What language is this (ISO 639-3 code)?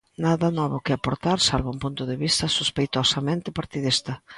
glg